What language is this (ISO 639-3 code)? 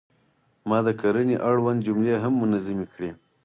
pus